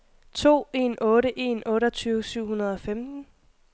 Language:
Danish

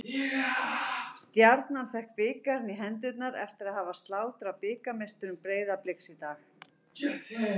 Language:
Icelandic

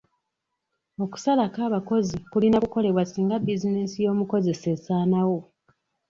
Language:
Ganda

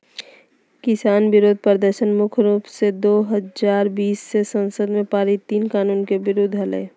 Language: Magahi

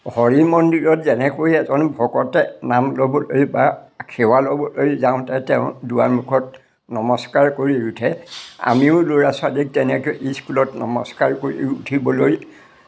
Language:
Assamese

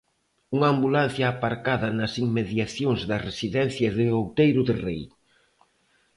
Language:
Galician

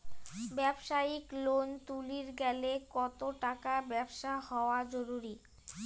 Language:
Bangla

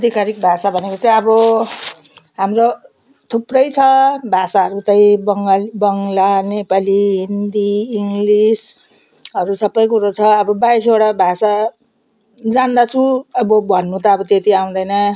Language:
Nepali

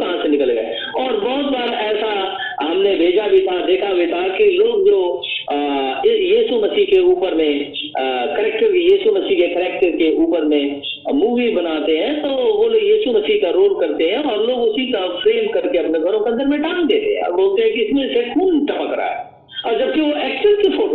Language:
Hindi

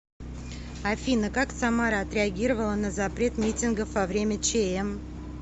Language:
Russian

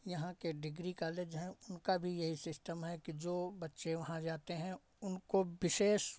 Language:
Hindi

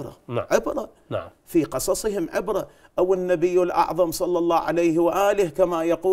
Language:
Arabic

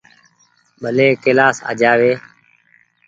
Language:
Goaria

